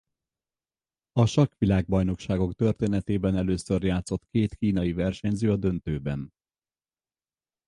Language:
Hungarian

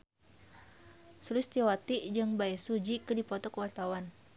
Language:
Sundanese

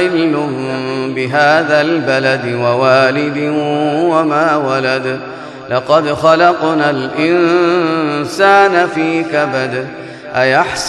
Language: Arabic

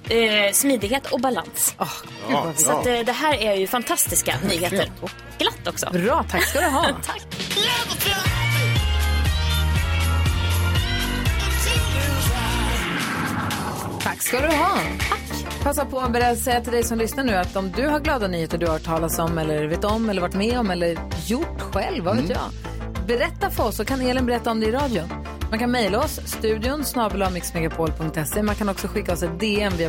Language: Swedish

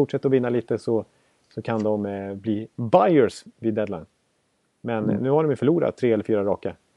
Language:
Swedish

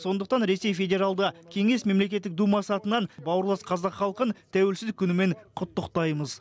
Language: Kazakh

